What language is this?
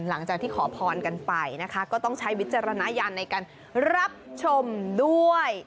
Thai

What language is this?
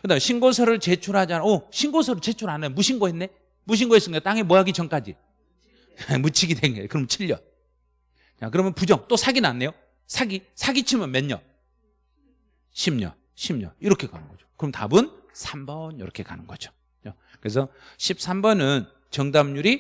Korean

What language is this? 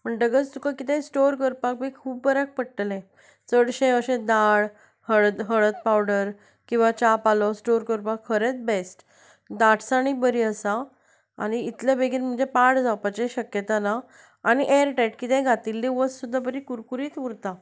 Konkani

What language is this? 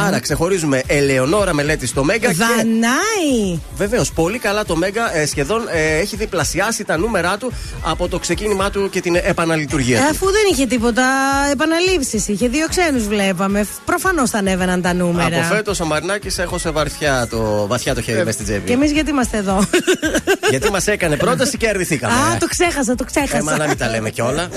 Greek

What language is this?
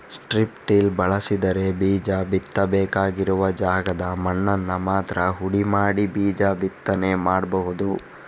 Kannada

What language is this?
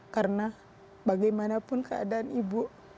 Indonesian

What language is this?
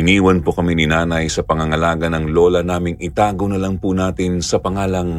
Filipino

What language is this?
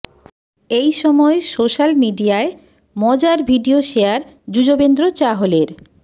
Bangla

